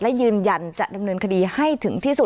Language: Thai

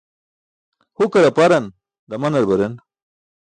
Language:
Burushaski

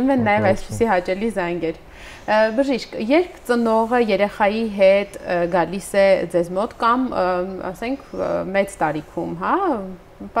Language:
Romanian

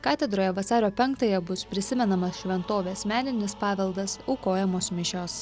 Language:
Lithuanian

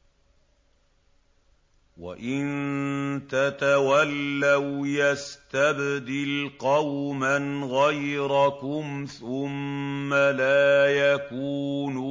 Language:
Arabic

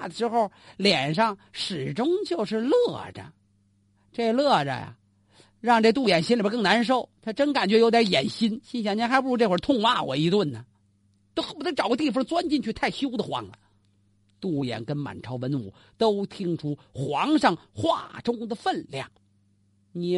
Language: Chinese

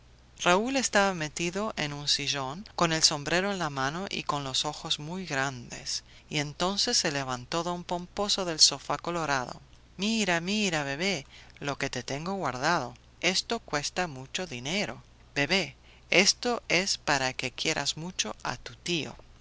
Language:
Spanish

